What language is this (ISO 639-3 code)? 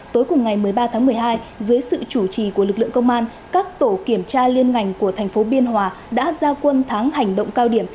vie